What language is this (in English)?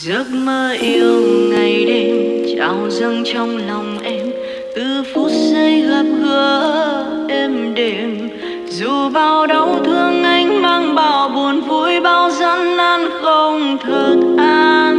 Vietnamese